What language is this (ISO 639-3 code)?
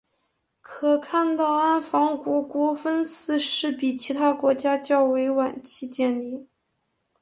zho